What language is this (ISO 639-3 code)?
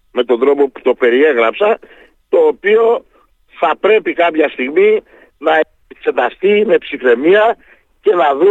ell